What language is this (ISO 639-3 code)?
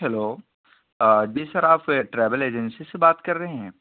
urd